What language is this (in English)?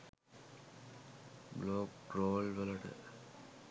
Sinhala